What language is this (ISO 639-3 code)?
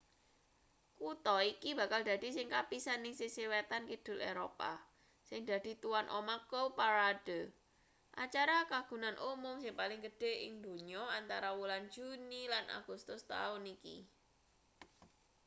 jav